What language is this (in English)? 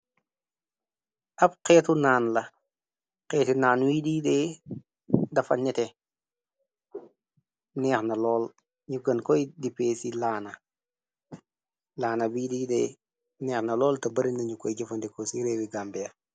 Wolof